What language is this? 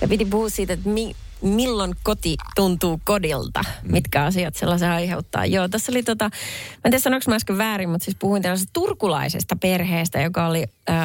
Finnish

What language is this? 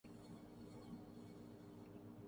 Urdu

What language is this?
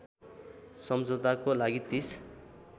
Nepali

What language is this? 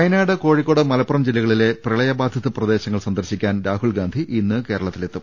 Malayalam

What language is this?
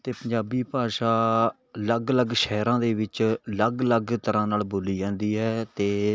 Punjabi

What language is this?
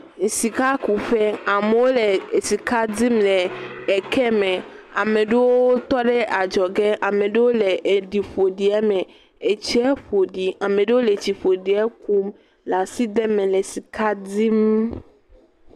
Ewe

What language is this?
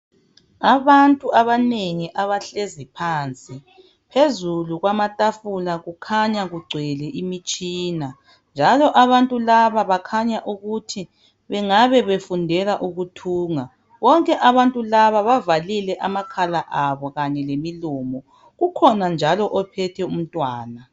North Ndebele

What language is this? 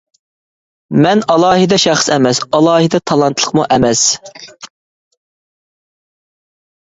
Uyghur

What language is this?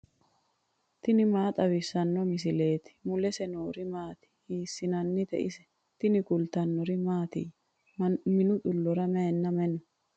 Sidamo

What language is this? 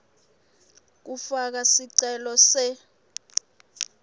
Swati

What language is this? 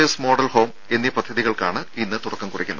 Malayalam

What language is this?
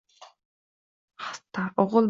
Uzbek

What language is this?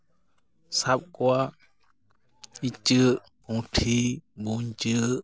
Santali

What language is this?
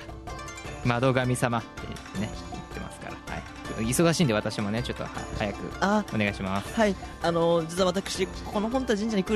Japanese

